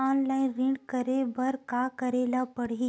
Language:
Chhattisgarhi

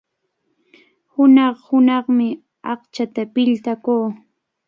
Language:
Cajatambo North Lima Quechua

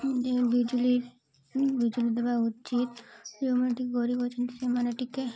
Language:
Odia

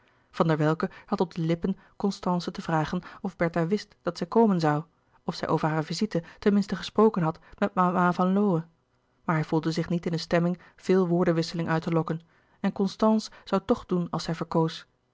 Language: Dutch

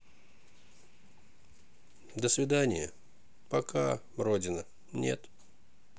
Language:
Russian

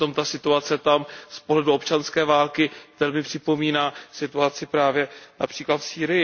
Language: Czech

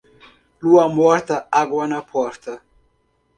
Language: Portuguese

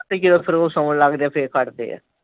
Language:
Punjabi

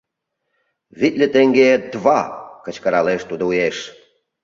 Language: Mari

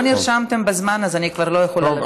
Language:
Hebrew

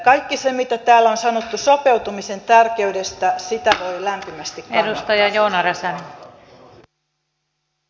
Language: Finnish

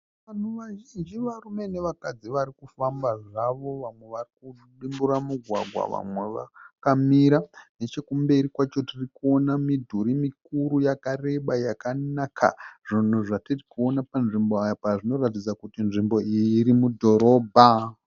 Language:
Shona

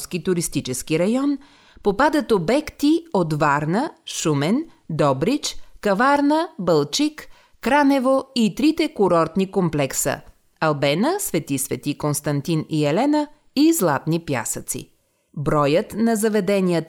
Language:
Bulgarian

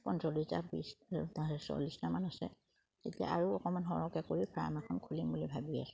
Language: Assamese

